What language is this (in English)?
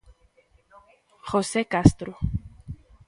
Galician